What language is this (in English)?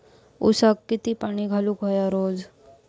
Marathi